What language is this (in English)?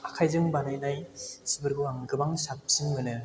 Bodo